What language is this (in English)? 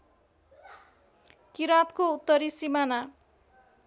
Nepali